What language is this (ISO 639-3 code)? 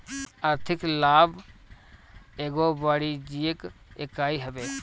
bho